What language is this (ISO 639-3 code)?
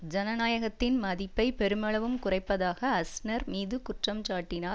tam